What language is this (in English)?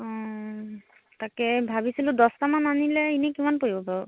Assamese